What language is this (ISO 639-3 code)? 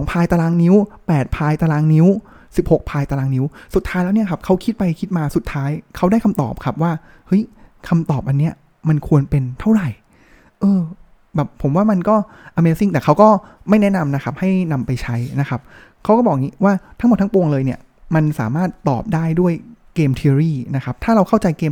tha